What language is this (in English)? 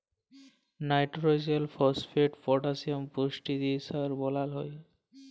Bangla